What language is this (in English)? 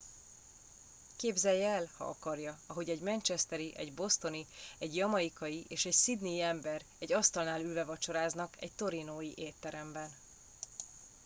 Hungarian